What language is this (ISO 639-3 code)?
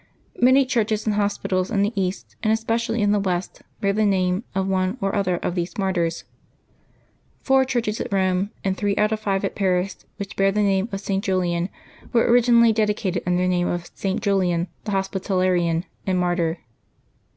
eng